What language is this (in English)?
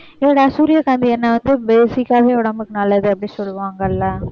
Tamil